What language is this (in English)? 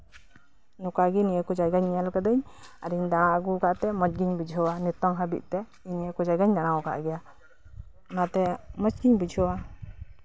Santali